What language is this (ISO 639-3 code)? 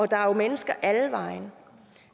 dan